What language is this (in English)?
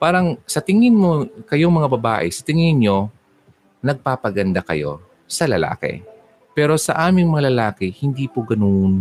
Filipino